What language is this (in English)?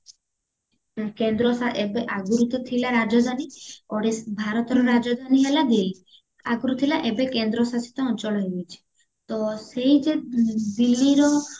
Odia